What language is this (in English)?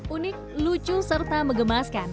Indonesian